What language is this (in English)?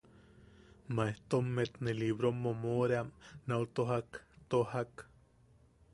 Yaqui